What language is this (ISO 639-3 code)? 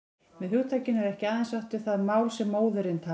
isl